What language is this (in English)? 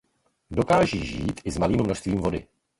Czech